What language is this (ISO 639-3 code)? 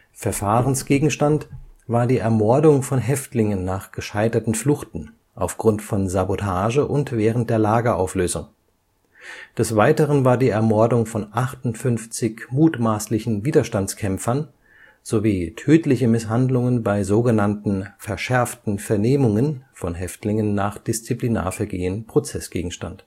deu